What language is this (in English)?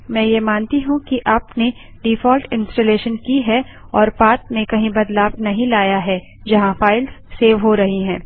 Hindi